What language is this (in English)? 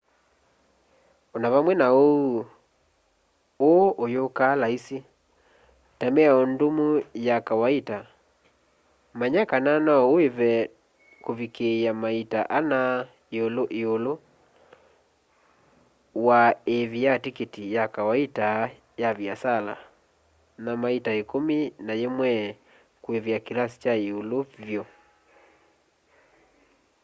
Kamba